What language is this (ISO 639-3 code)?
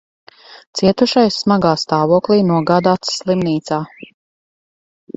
lav